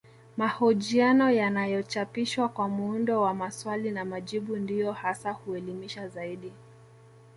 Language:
Swahili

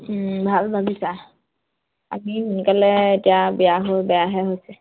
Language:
Assamese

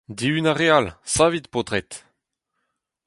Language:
Breton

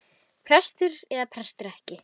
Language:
Icelandic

